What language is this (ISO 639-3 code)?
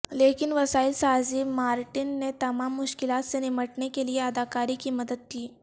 urd